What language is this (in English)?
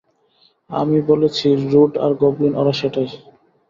Bangla